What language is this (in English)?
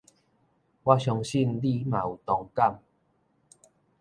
Min Nan Chinese